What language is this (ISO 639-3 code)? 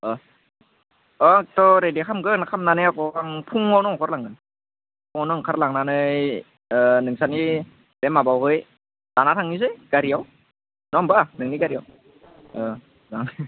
brx